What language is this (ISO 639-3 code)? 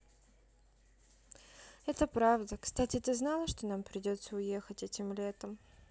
rus